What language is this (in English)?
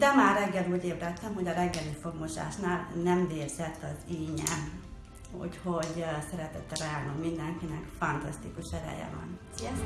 Hungarian